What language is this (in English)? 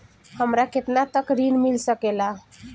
Bhojpuri